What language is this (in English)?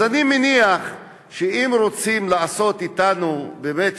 Hebrew